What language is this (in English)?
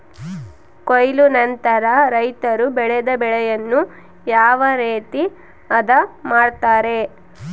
Kannada